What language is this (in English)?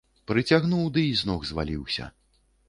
Belarusian